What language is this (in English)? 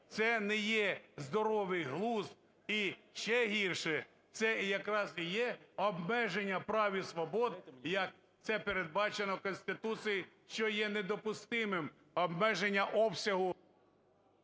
Ukrainian